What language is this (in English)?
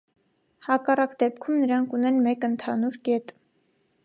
Armenian